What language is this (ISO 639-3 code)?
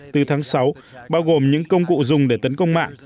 vie